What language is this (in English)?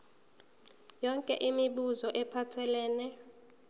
Zulu